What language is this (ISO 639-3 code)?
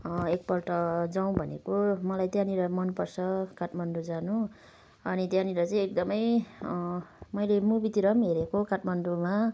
nep